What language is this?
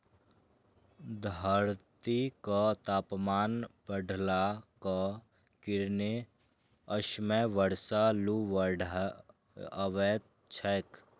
Maithili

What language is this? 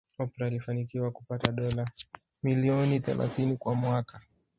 Swahili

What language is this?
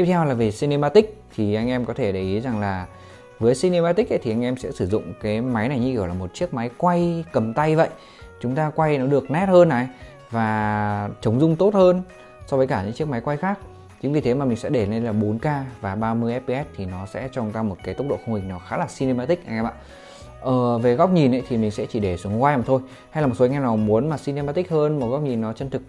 Vietnamese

